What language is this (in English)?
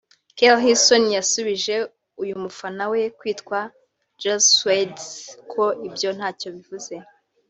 Kinyarwanda